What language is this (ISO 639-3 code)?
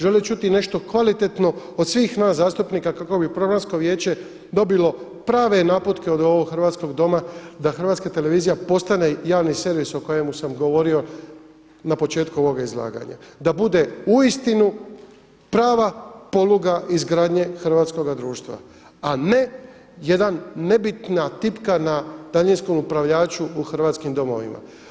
hrv